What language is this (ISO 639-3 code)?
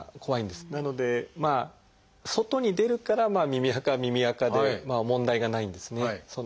jpn